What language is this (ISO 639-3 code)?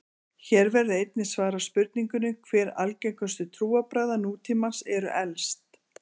isl